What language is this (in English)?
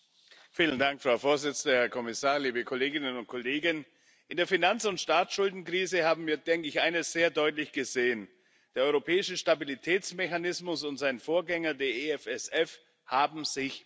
German